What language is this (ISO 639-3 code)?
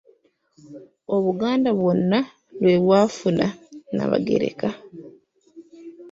lug